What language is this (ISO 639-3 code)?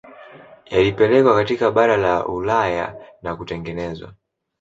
swa